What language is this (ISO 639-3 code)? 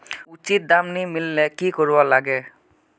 mag